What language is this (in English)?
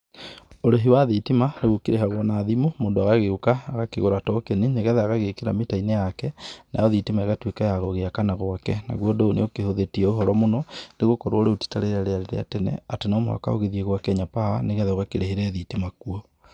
Kikuyu